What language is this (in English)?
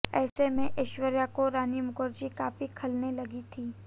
Hindi